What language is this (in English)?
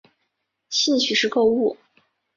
Chinese